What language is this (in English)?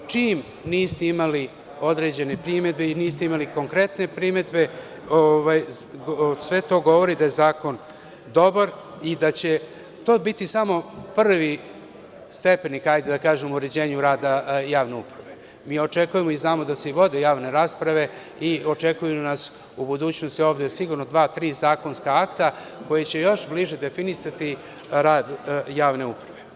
Serbian